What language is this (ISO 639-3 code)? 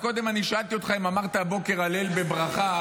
heb